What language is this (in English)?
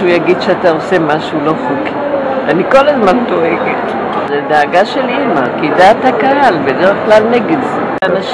Hebrew